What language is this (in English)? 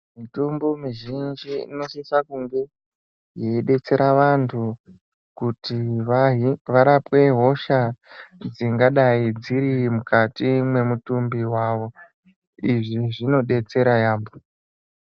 Ndau